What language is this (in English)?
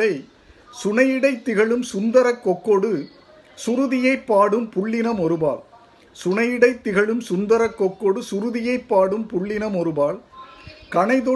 Tamil